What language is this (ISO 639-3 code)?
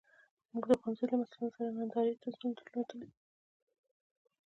pus